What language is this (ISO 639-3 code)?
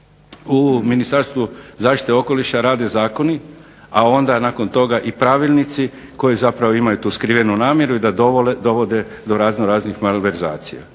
hrv